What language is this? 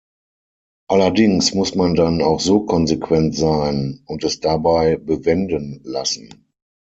German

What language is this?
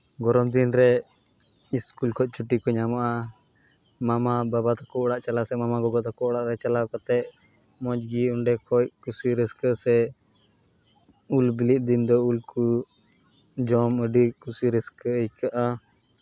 Santali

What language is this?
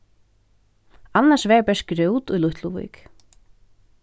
Faroese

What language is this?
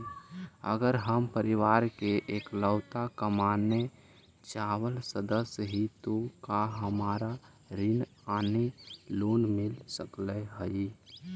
Magahi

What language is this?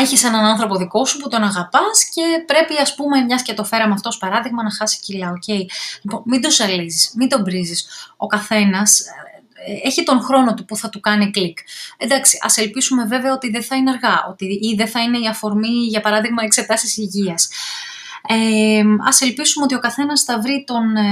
Greek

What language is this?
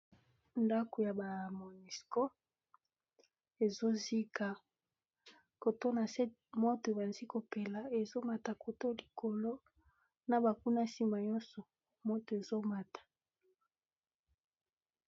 Lingala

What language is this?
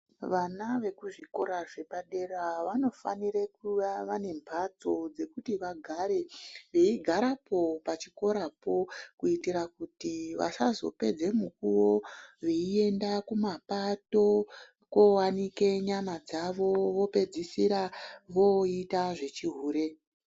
Ndau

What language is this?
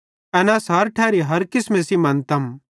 Bhadrawahi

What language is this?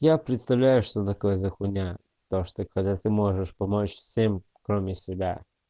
Russian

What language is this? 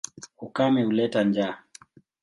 Swahili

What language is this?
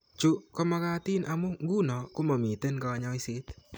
Kalenjin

